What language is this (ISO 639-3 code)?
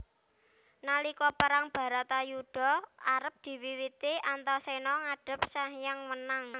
jav